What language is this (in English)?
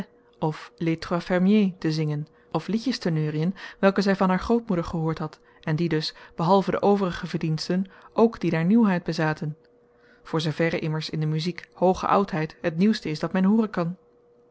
Dutch